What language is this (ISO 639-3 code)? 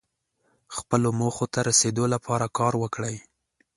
pus